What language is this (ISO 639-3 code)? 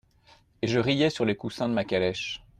fra